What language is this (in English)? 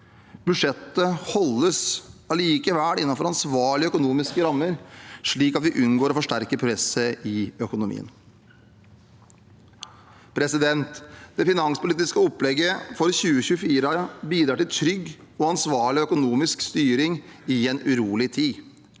Norwegian